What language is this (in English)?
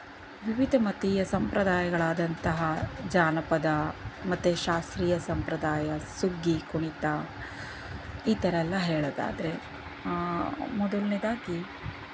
Kannada